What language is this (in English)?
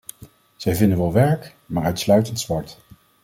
Dutch